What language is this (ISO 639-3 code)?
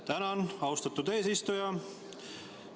est